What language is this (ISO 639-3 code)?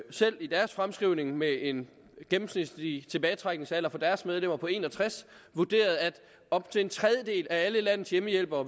dan